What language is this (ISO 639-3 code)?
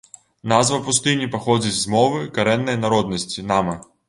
bel